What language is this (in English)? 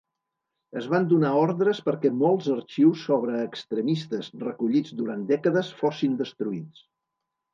Catalan